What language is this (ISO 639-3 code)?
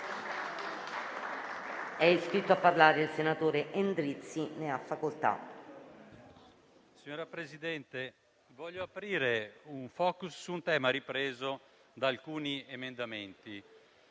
ita